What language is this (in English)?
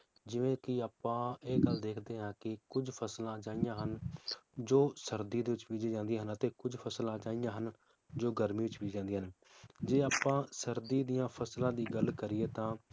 Punjabi